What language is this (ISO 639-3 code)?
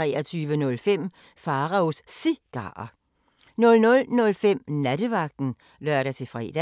dan